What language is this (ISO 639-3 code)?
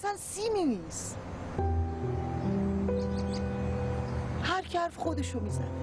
fas